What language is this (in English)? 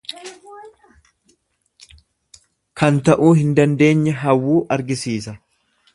Oromo